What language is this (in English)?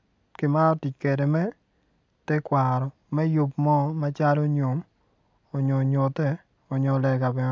Acoli